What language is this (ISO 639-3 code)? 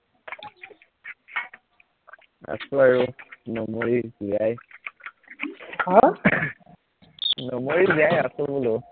asm